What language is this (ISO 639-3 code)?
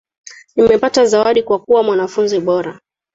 swa